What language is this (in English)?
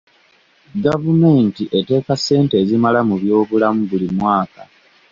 Ganda